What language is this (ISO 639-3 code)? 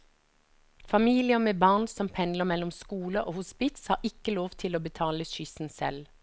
nor